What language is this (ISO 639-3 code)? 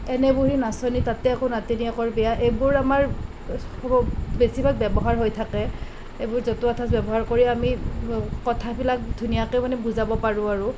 asm